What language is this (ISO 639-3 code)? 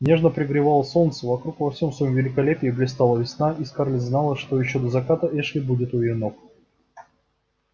rus